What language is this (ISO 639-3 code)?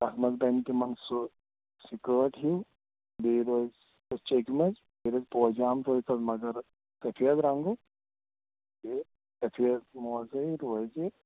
kas